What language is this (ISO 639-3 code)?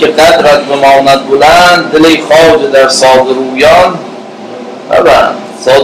fas